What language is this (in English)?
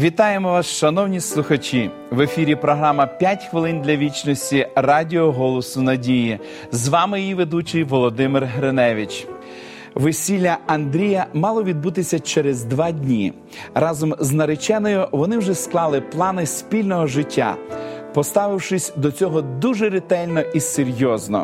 Ukrainian